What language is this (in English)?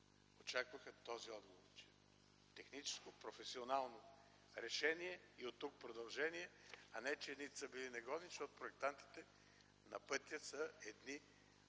Bulgarian